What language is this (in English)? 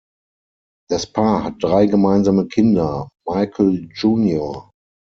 German